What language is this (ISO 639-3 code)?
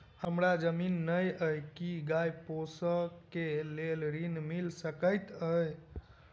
mai